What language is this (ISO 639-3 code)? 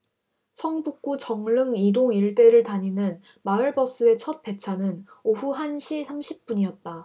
kor